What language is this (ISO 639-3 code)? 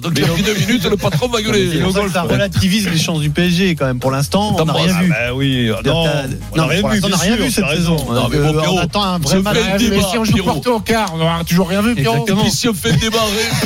fra